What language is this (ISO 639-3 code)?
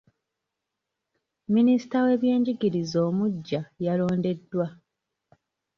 lug